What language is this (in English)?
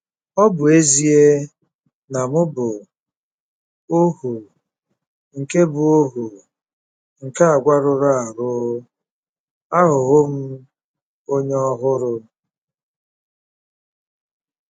Igbo